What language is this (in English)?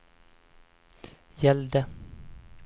Swedish